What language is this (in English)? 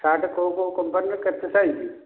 Odia